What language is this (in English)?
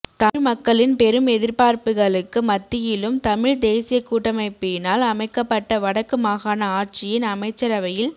Tamil